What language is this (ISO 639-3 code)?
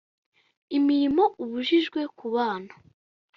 kin